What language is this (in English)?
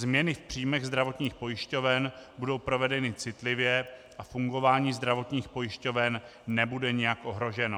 Czech